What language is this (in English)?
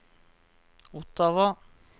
Norwegian